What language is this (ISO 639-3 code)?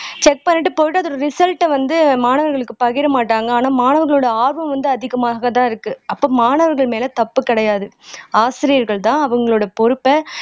tam